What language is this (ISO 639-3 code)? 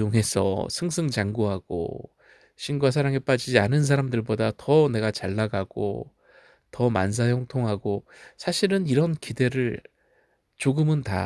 kor